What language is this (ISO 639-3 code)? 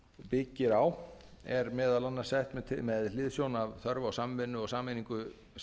isl